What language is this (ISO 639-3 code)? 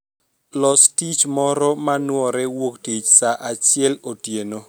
luo